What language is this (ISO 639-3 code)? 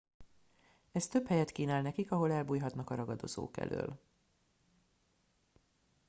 hun